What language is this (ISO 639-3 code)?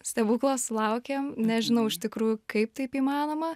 lit